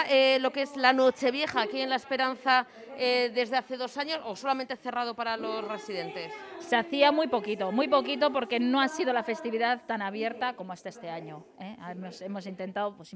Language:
Spanish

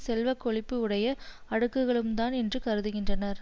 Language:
Tamil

